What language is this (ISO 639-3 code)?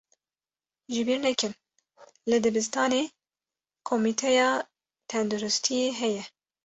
kur